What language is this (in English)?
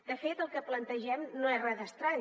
Catalan